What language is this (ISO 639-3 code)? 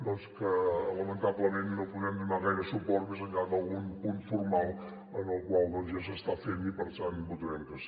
cat